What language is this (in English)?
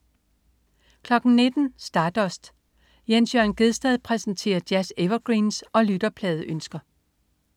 Danish